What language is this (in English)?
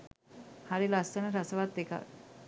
Sinhala